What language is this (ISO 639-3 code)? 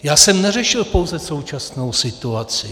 ces